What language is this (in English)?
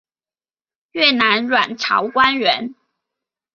Chinese